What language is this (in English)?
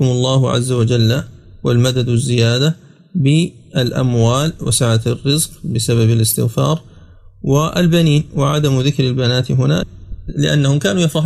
Arabic